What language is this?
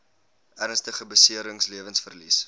Afrikaans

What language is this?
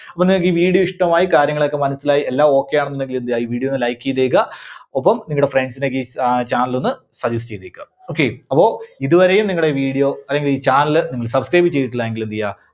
Malayalam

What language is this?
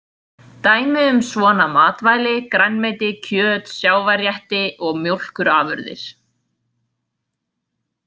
Icelandic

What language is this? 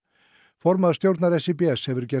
Icelandic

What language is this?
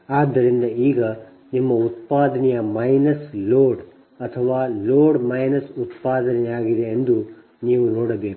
Kannada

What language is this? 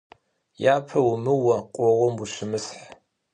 Kabardian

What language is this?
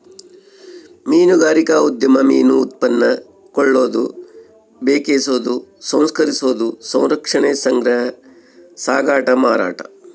Kannada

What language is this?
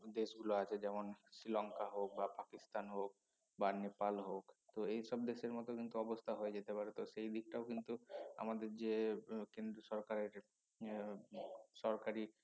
Bangla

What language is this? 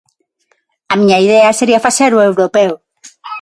Galician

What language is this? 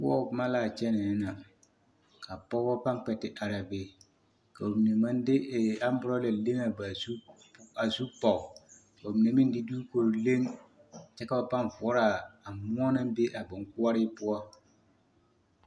Southern Dagaare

